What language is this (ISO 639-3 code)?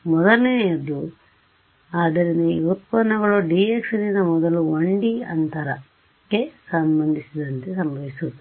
kan